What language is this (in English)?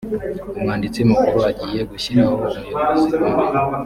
Kinyarwanda